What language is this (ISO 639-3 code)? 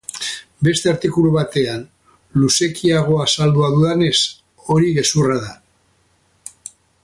eus